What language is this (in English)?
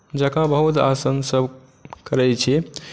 Maithili